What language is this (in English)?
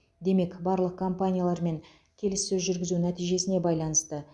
Kazakh